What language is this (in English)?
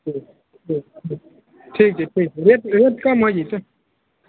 Maithili